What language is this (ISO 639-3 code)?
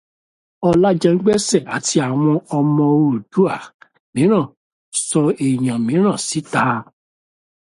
yor